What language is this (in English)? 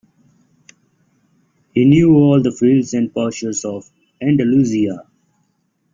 English